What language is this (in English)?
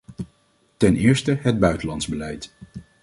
Dutch